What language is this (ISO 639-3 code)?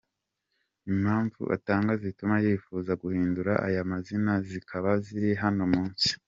kin